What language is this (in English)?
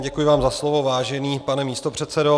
Czech